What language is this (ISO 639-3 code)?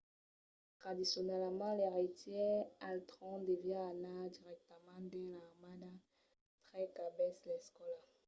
oci